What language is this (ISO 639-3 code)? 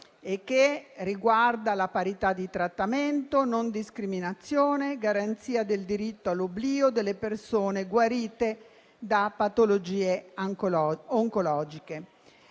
ita